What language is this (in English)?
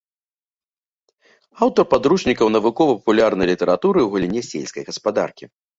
Belarusian